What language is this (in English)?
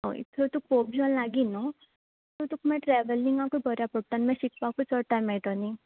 Konkani